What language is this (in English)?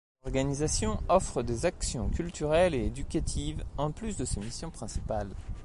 French